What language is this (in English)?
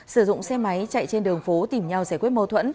Vietnamese